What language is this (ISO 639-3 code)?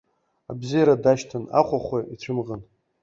abk